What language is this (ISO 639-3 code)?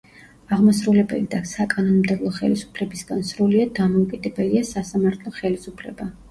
kat